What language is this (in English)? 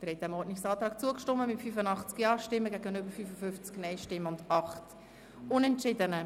Swiss German